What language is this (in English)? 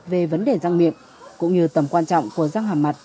Vietnamese